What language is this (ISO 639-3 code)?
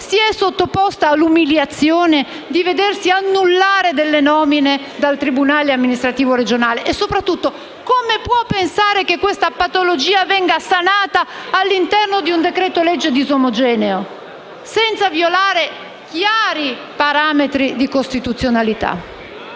ita